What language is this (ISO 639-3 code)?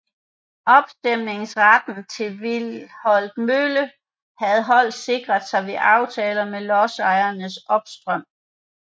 dan